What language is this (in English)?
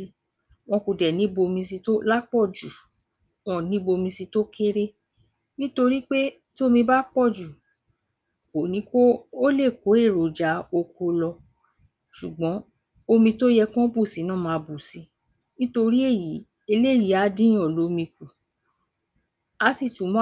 Yoruba